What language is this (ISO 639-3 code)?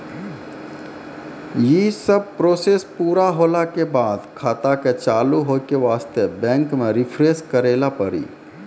mai